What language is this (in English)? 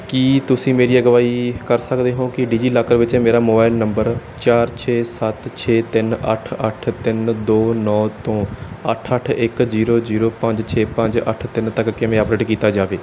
Punjabi